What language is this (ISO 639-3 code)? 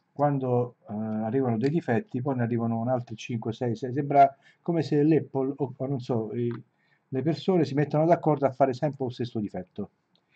ita